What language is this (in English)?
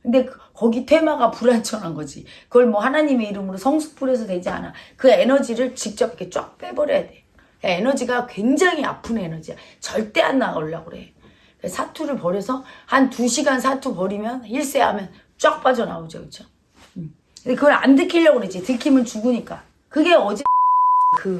Korean